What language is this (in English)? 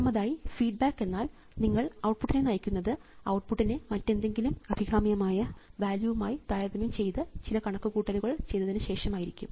Malayalam